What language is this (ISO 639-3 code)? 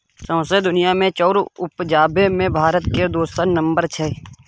mai